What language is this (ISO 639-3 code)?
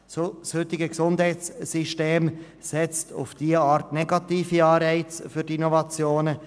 gsw